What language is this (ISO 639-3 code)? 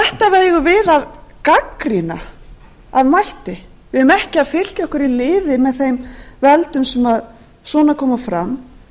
isl